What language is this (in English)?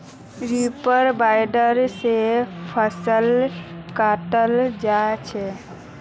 Magahi